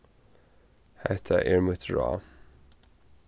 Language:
Faroese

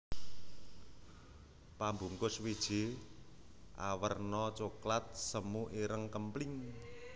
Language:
Javanese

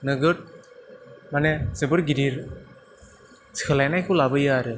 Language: Bodo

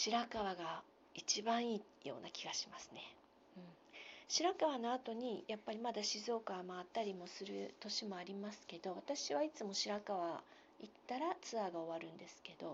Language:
Japanese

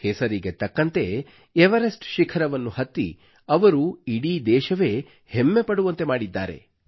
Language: Kannada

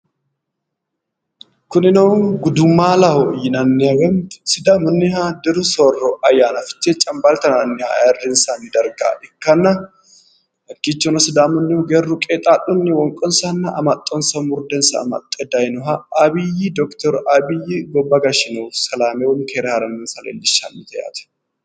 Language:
Sidamo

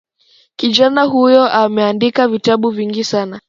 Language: Swahili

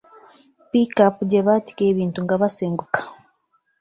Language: Ganda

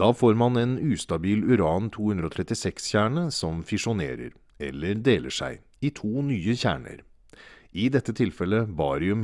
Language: Norwegian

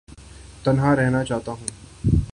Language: Urdu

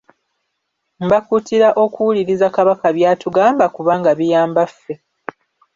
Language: Ganda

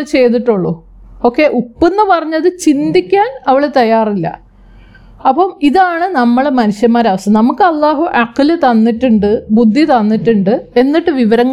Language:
Malayalam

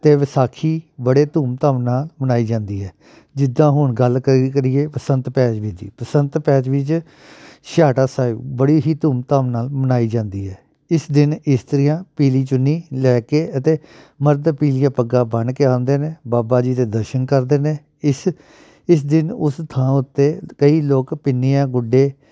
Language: Punjabi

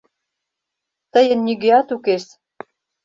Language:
Mari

